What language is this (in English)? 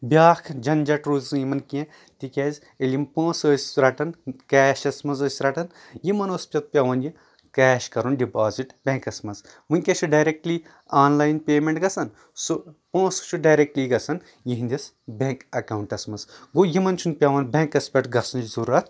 Kashmiri